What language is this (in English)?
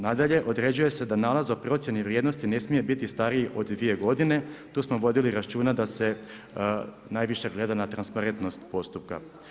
Croatian